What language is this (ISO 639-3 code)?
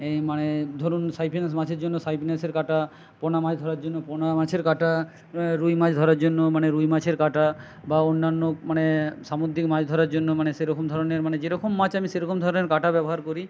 ben